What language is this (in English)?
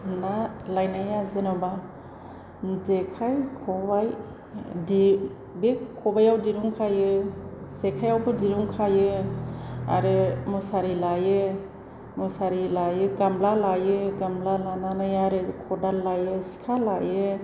Bodo